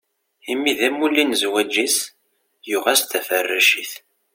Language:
Kabyle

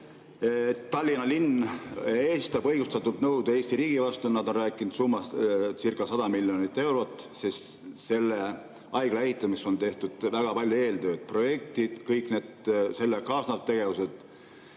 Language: Estonian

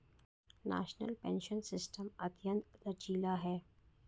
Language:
Hindi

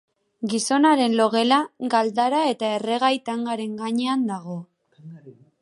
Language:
Basque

